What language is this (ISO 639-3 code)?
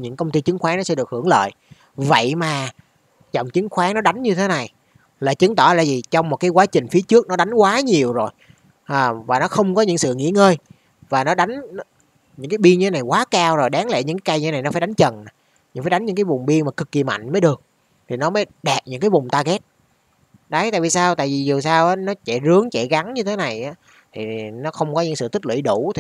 vie